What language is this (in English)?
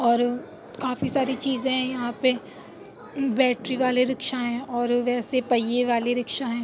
Urdu